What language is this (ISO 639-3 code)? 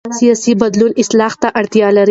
pus